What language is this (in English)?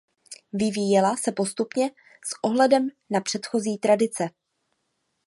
Czech